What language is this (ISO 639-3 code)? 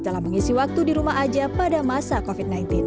ind